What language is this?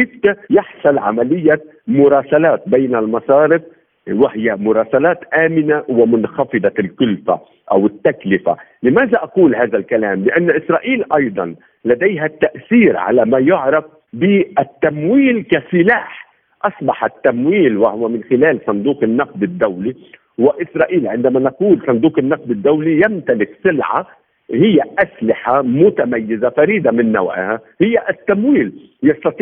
Arabic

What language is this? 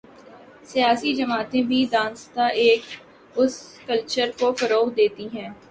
Urdu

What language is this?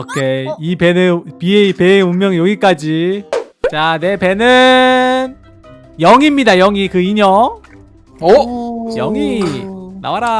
Korean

